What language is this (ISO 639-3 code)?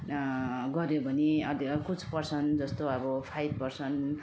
nep